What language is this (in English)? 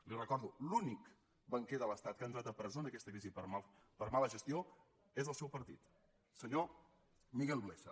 Catalan